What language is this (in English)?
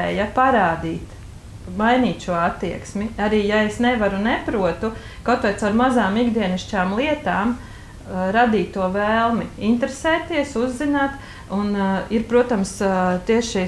Latvian